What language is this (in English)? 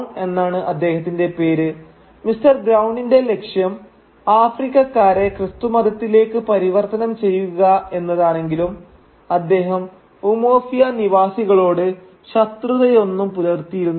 Malayalam